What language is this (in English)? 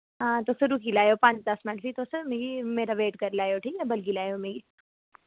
Dogri